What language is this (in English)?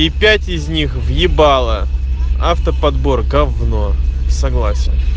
Russian